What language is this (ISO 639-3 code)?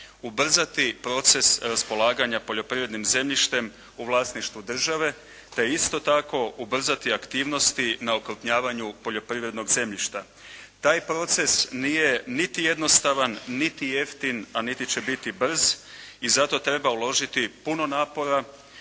hrv